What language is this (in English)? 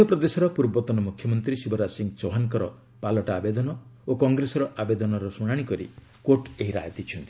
Odia